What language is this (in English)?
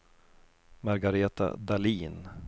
Swedish